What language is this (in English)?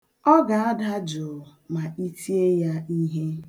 Igbo